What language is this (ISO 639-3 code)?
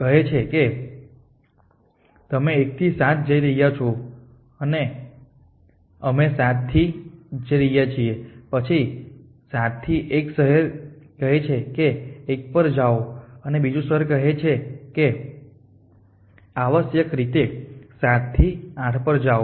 guj